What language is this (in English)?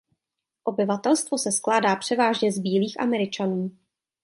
Czech